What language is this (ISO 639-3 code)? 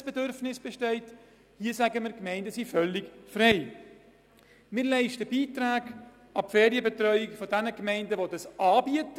gsw